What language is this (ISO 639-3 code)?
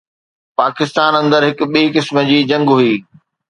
snd